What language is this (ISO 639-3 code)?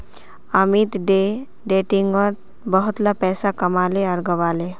mag